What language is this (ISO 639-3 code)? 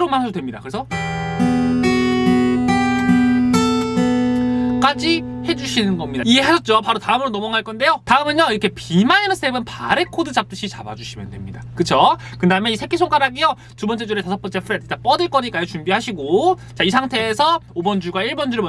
kor